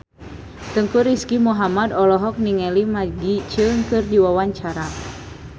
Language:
Sundanese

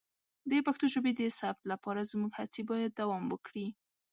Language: Pashto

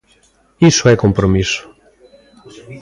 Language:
Galician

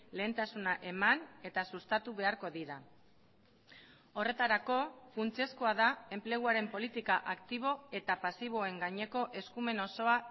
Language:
Basque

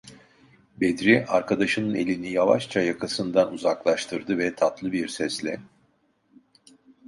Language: Turkish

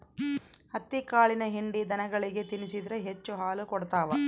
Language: Kannada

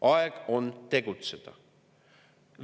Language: Estonian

